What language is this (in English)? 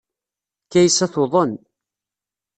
Kabyle